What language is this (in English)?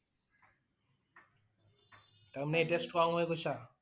Assamese